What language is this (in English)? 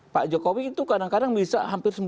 Indonesian